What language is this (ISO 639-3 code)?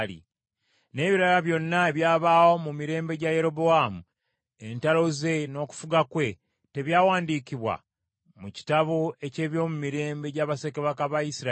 lug